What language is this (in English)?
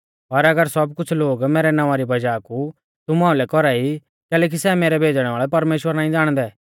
Mahasu Pahari